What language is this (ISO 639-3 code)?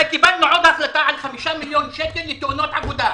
heb